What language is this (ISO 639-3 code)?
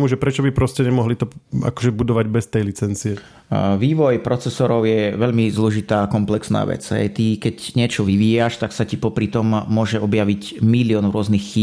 slk